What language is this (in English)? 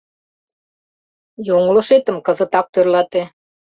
Mari